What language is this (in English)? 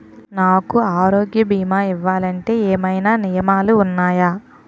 Telugu